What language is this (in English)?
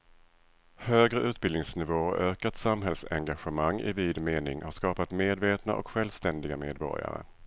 Swedish